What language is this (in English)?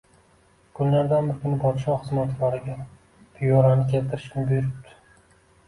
Uzbek